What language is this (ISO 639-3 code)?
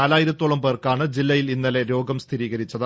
mal